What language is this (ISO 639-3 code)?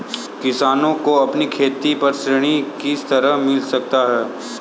hin